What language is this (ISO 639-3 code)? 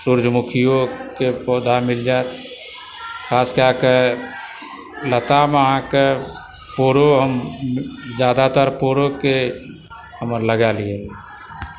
mai